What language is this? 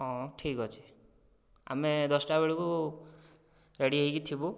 Odia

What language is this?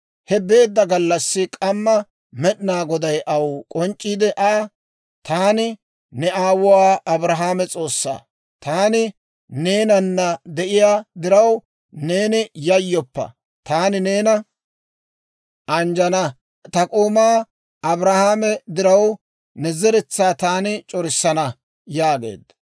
Dawro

